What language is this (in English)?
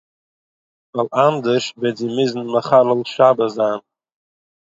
Yiddish